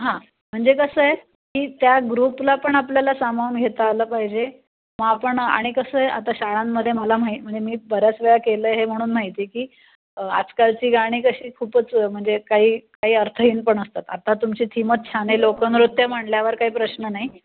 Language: Marathi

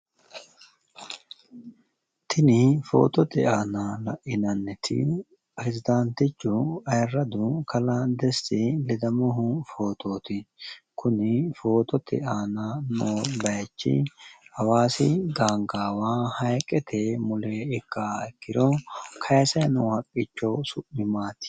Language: Sidamo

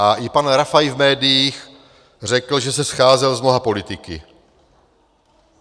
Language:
Czech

